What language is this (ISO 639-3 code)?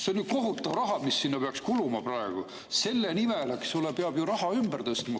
est